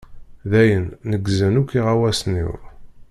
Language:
Kabyle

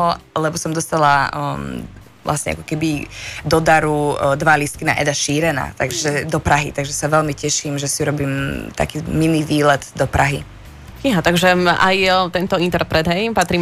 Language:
Slovak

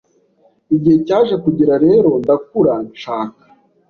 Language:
Kinyarwanda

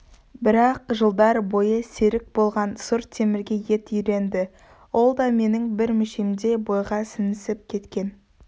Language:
Kazakh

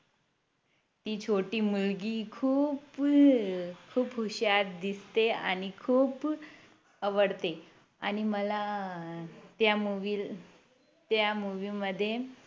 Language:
Marathi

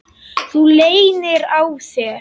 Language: Icelandic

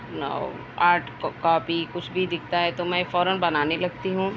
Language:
Urdu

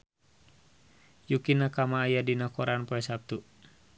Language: Sundanese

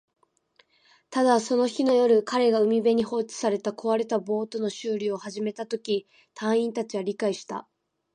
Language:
Japanese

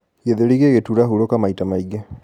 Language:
Kikuyu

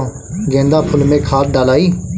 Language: Bhojpuri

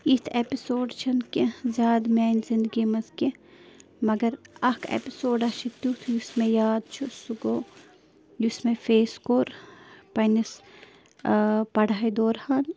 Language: Kashmiri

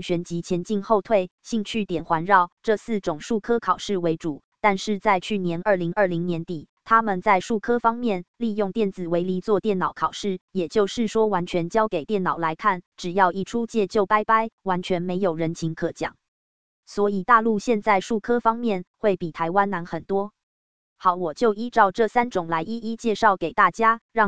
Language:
Chinese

